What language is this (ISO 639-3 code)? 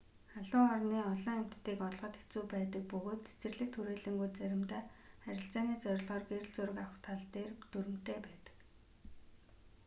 mon